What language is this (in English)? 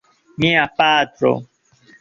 Esperanto